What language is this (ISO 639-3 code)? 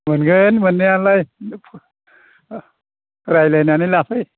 brx